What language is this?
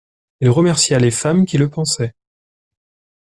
French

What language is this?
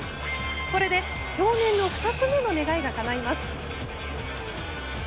Japanese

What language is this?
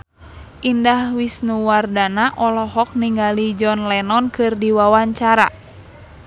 Sundanese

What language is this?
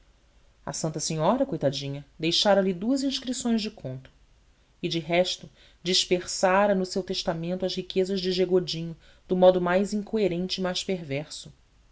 Portuguese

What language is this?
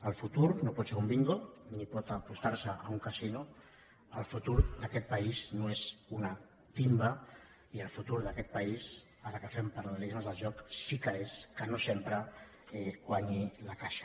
Catalan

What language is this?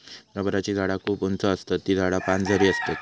Marathi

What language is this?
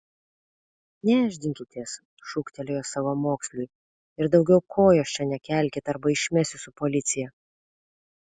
Lithuanian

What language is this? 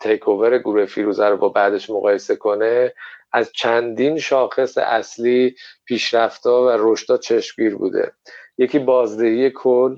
Persian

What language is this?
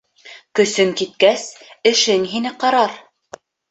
Bashkir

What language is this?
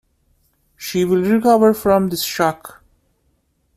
English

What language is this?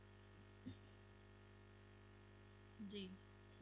Punjabi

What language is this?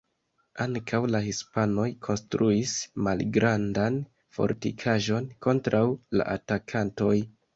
Esperanto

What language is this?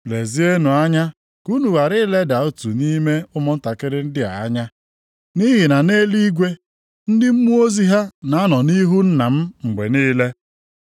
Igbo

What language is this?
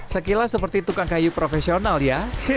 Indonesian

